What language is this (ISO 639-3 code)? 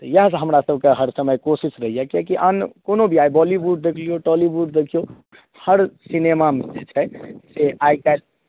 mai